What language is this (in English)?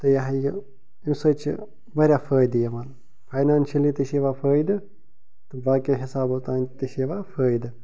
Kashmiri